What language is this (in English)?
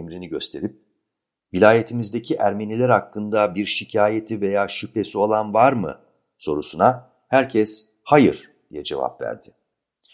Turkish